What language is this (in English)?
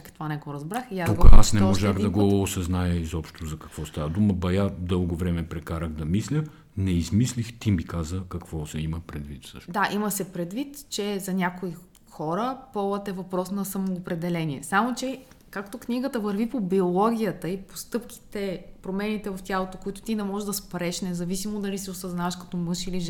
Bulgarian